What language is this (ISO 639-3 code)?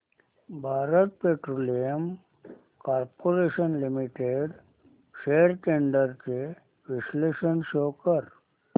mar